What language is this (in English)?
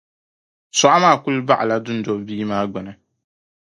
Dagbani